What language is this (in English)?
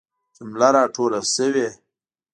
Pashto